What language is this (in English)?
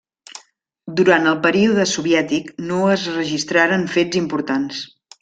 Catalan